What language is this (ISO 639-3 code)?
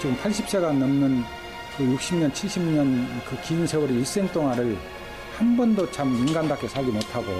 kor